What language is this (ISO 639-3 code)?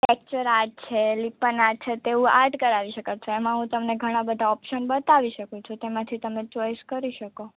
guj